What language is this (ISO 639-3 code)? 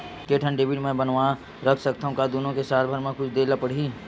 hne